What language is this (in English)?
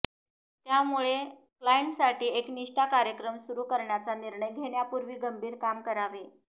Marathi